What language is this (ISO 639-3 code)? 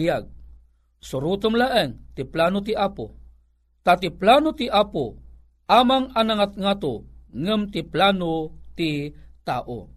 fil